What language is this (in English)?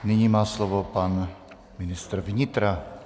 Czech